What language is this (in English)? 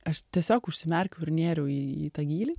Lithuanian